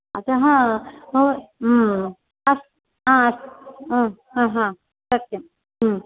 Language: Sanskrit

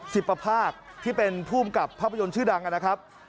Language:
Thai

